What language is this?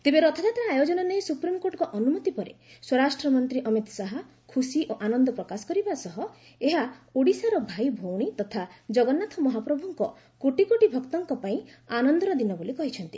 Odia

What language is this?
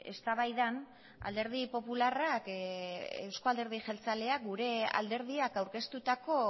Basque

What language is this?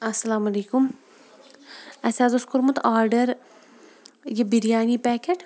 Kashmiri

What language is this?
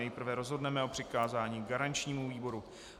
Czech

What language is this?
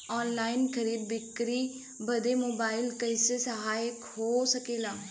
Bhojpuri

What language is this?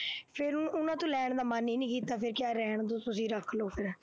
Punjabi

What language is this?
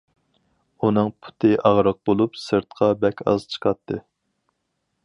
Uyghur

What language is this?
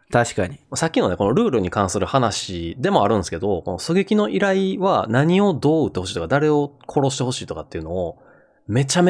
Japanese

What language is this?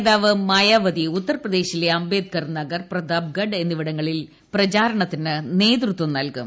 Malayalam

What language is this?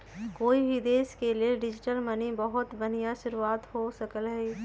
Magahi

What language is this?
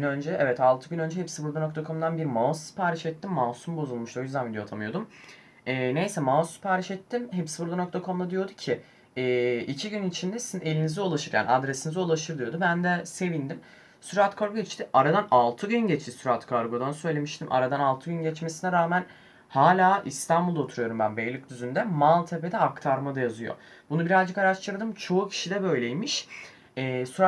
Turkish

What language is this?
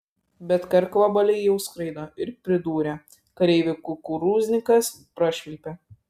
Lithuanian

